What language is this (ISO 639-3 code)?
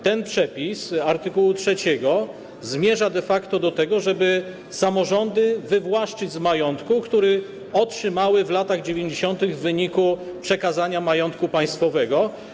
pol